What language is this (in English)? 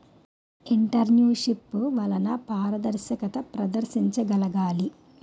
Telugu